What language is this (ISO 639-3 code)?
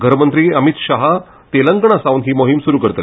kok